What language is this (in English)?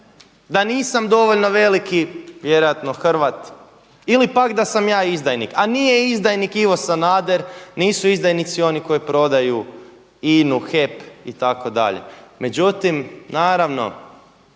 Croatian